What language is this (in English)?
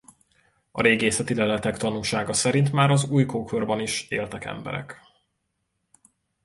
Hungarian